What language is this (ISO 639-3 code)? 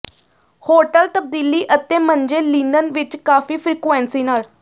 pan